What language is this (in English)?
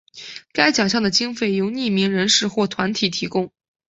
Chinese